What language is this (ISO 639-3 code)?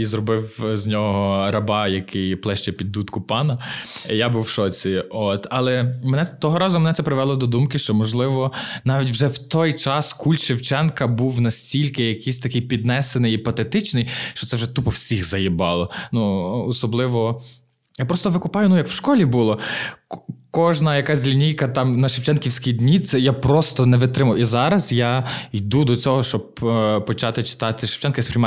ukr